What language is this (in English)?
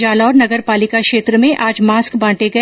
Hindi